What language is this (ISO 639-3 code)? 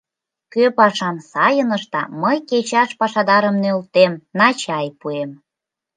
chm